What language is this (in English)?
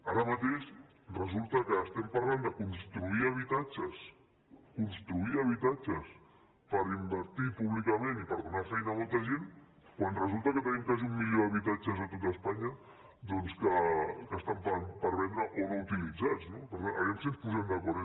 Catalan